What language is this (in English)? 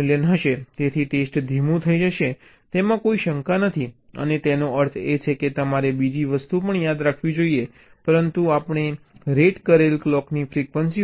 Gujarati